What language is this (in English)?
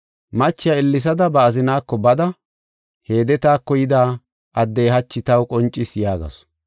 Gofa